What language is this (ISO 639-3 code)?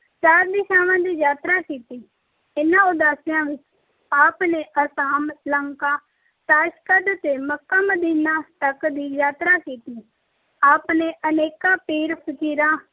pan